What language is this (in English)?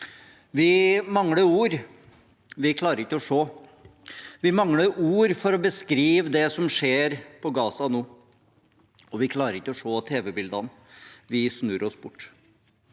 Norwegian